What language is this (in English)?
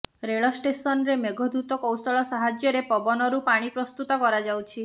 Odia